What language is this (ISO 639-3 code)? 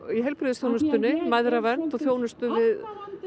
isl